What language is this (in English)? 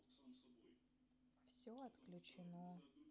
Russian